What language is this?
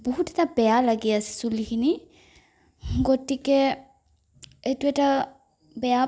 Assamese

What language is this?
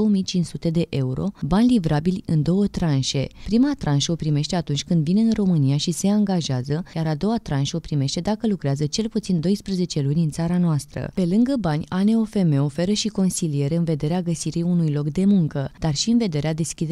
Romanian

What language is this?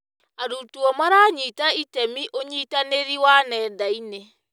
Kikuyu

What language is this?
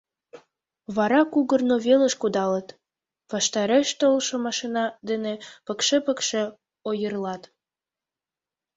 Mari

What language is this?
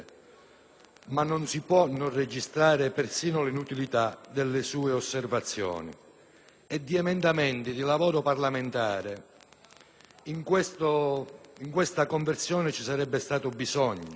Italian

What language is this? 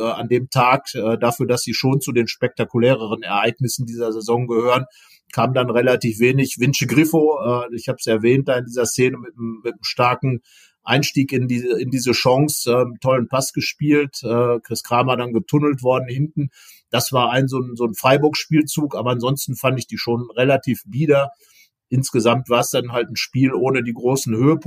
German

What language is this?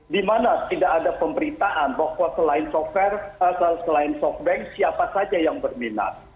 Indonesian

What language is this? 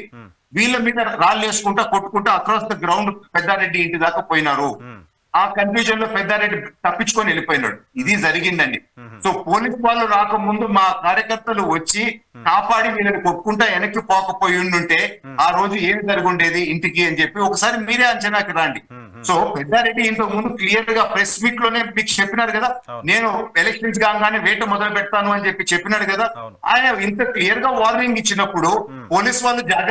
Telugu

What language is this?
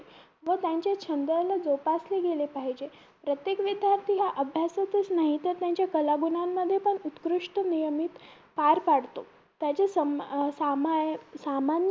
Marathi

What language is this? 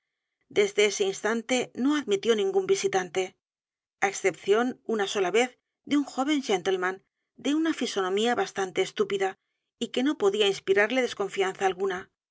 Spanish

